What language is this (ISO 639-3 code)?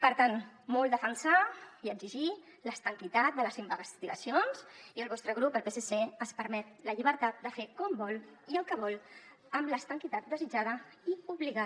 cat